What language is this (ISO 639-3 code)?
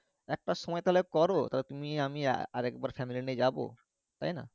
ben